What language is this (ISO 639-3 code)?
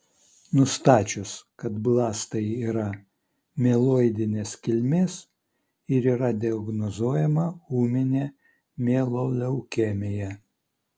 lit